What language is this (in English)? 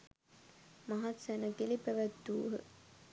Sinhala